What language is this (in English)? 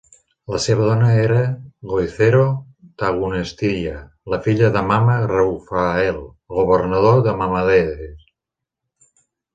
Catalan